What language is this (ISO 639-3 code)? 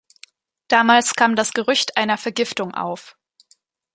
deu